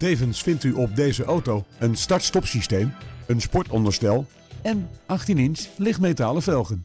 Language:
Dutch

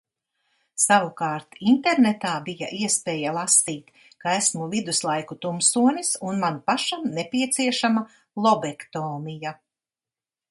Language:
Latvian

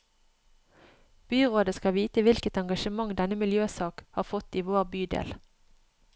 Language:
Norwegian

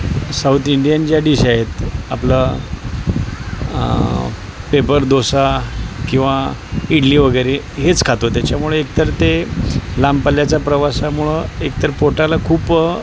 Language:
Marathi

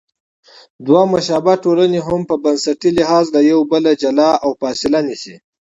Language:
Pashto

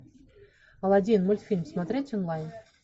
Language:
Russian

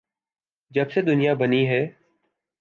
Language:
Urdu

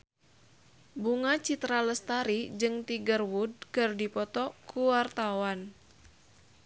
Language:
Sundanese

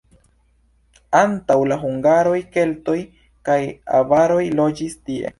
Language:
Esperanto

